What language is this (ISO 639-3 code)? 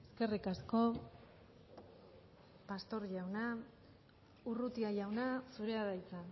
eus